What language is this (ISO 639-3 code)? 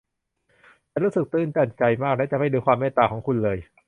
tha